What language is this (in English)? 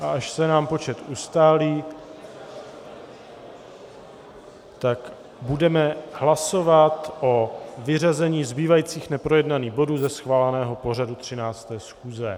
Czech